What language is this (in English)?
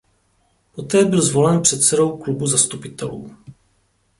Czech